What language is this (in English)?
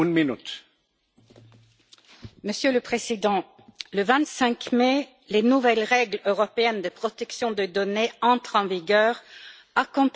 French